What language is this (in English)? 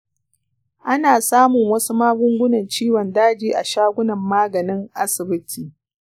Hausa